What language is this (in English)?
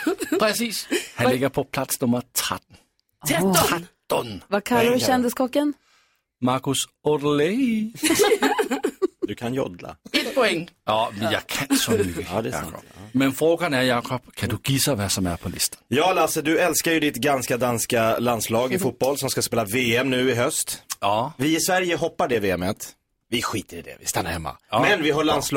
Swedish